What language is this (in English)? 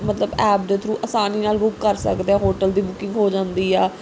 Punjabi